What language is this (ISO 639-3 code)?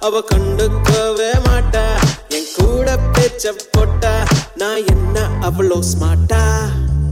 tam